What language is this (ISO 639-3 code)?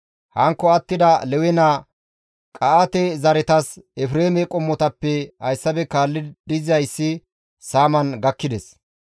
gmv